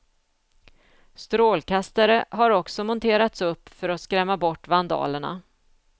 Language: Swedish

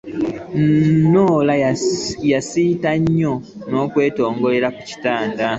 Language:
Ganda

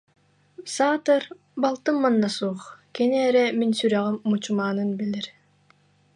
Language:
Yakut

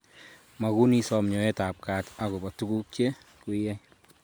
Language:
Kalenjin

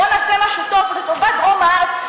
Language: Hebrew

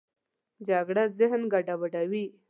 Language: Pashto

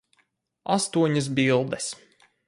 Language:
Latvian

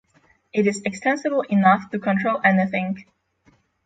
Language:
English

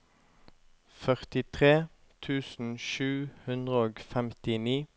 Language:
Norwegian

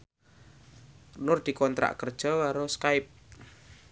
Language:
Javanese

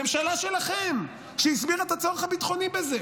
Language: Hebrew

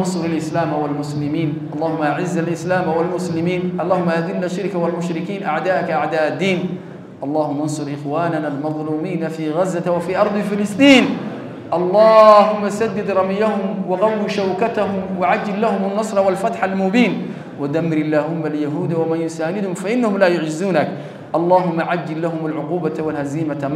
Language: Arabic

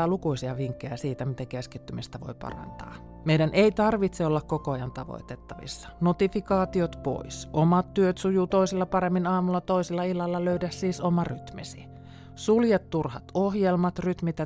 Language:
Finnish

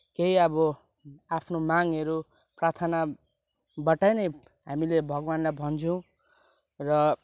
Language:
Nepali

